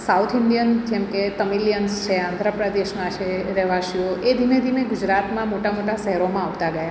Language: Gujarati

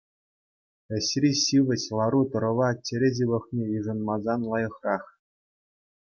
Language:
Chuvash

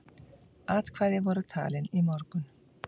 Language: Icelandic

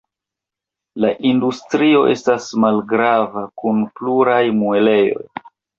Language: Esperanto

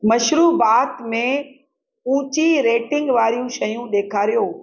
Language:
Sindhi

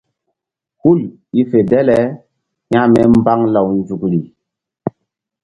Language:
Mbum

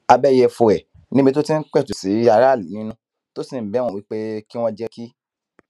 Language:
Yoruba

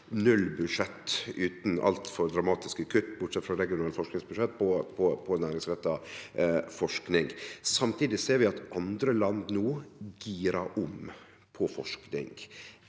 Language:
Norwegian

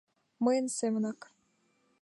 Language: Mari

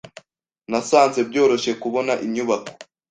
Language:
Kinyarwanda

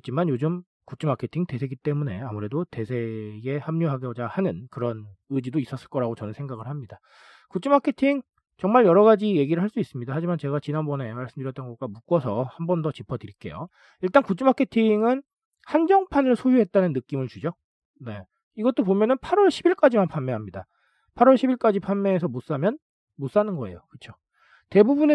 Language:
Korean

